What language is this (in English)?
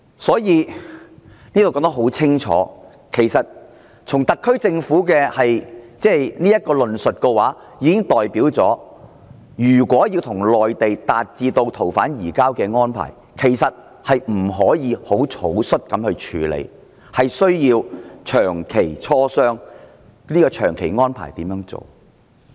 Cantonese